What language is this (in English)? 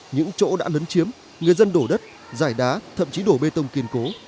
Vietnamese